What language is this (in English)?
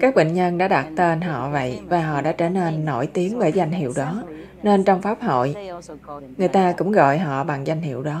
Vietnamese